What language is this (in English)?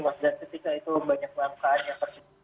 Indonesian